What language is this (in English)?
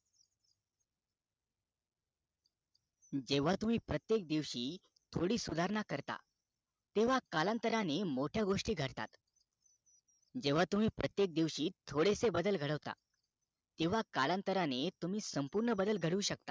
Marathi